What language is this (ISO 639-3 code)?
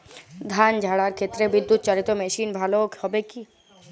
ben